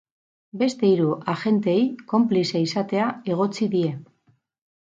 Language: Basque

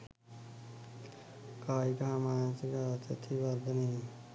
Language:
Sinhala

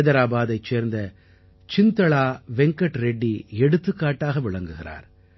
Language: Tamil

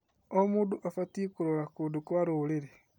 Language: Kikuyu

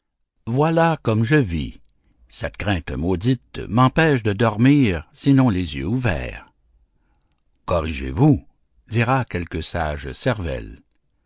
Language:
French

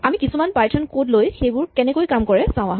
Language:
Assamese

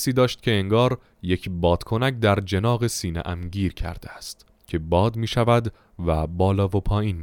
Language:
Persian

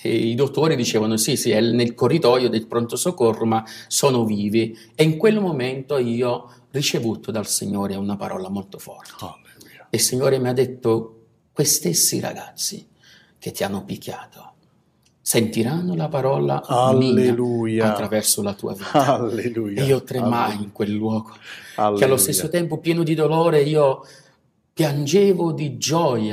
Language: Italian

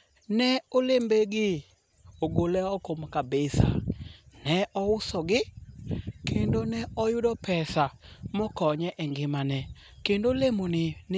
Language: Luo (Kenya and Tanzania)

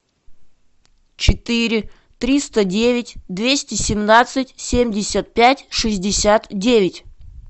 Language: Russian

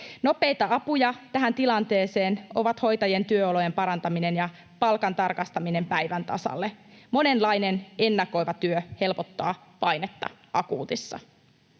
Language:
Finnish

